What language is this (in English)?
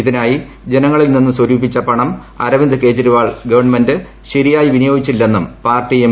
Malayalam